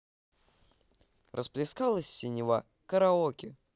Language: Russian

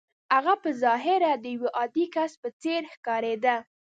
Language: Pashto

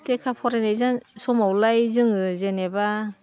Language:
Bodo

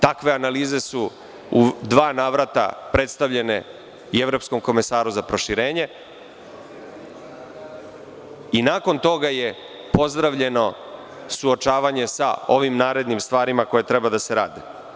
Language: Serbian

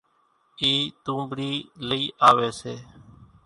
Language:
Kachi Koli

